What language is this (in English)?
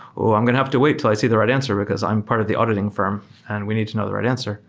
English